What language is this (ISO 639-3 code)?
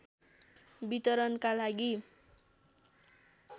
nep